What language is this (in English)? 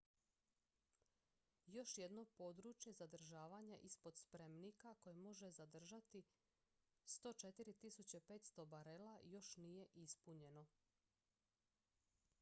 Croatian